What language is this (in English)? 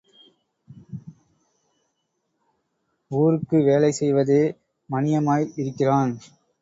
Tamil